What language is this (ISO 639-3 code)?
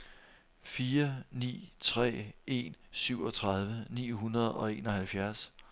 dan